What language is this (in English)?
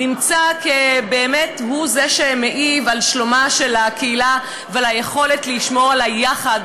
Hebrew